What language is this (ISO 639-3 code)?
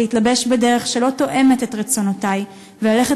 heb